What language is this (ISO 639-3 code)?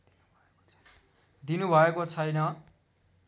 nep